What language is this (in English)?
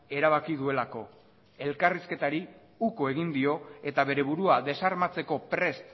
Basque